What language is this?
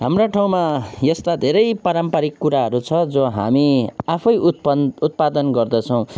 Nepali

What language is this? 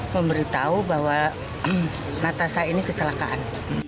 Indonesian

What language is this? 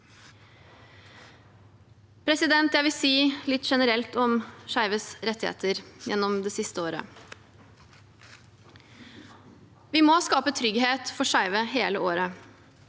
Norwegian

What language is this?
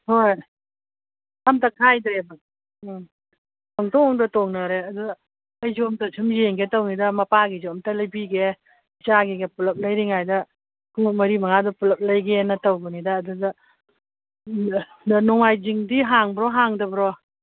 Manipuri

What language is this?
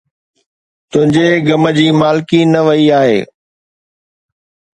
Sindhi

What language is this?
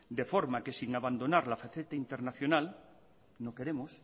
Spanish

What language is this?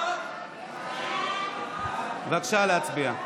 Hebrew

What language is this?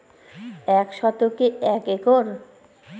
Bangla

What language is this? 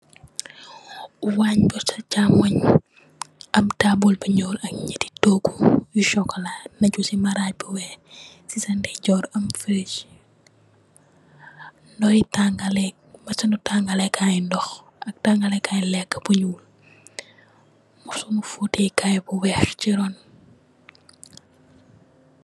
Wolof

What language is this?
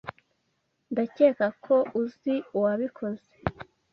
Kinyarwanda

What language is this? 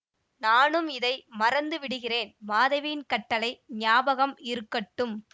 Tamil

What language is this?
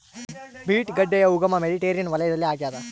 Kannada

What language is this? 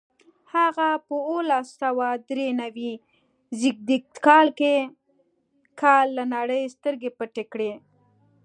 Pashto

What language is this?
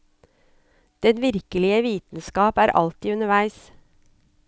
Norwegian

